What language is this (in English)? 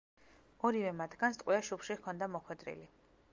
Georgian